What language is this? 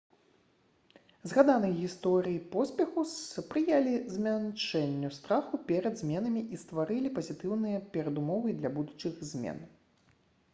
Belarusian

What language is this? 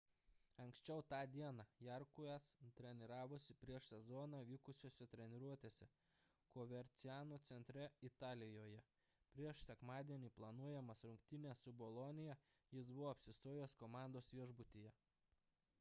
Lithuanian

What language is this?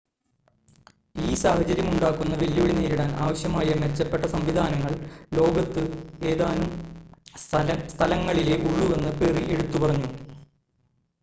Malayalam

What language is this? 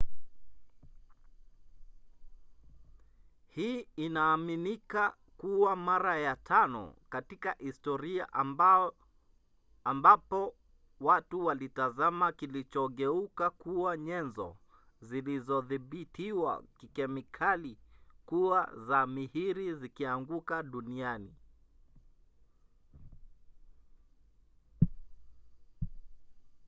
Swahili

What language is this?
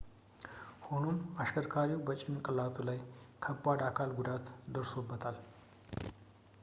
Amharic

